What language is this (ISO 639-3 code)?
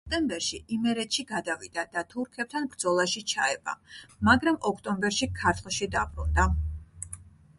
kat